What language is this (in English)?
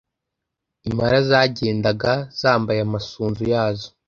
Kinyarwanda